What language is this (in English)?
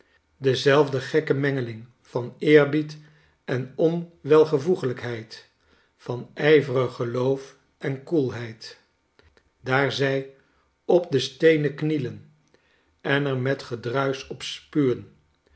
Dutch